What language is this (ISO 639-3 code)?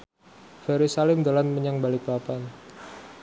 jav